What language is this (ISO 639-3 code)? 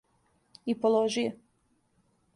srp